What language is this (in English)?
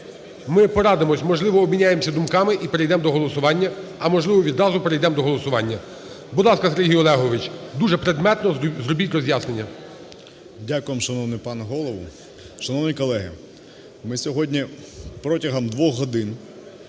Ukrainian